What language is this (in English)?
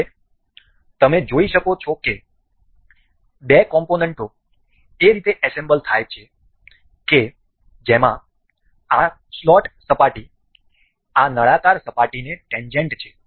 Gujarati